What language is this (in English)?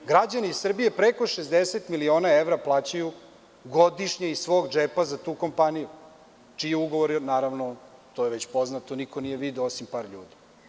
Serbian